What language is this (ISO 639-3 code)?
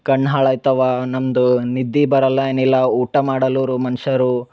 kan